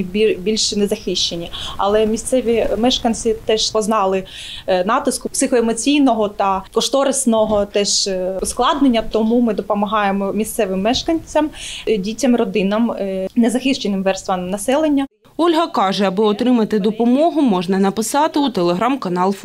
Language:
Ukrainian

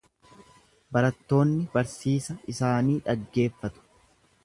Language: Oromo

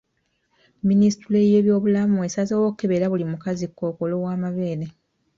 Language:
Ganda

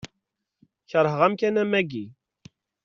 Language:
Kabyle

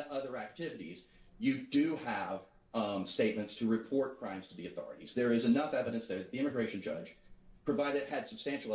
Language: English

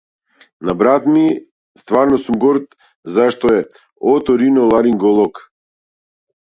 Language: Macedonian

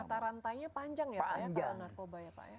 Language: Indonesian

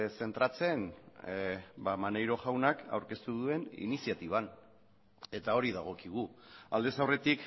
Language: Basque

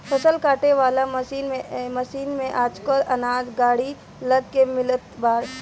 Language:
Bhojpuri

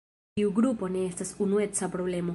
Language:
Esperanto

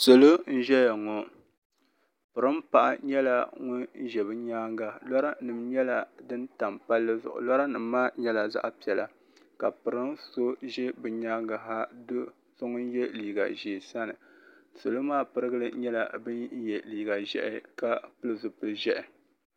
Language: Dagbani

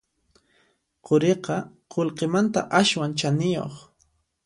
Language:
Puno Quechua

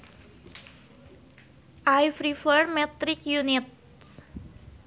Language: Sundanese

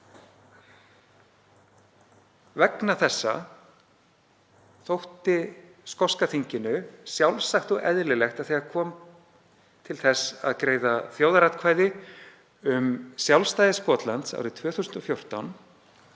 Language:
Icelandic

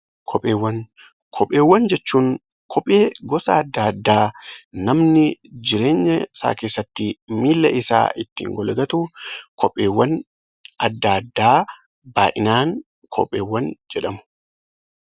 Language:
Oromo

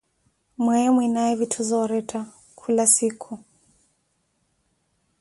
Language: Koti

